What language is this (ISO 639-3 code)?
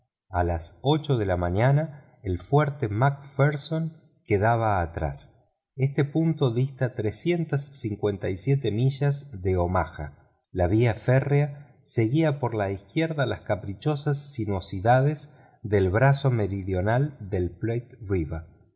spa